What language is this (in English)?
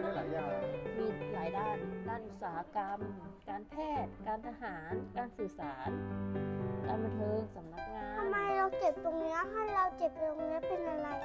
Thai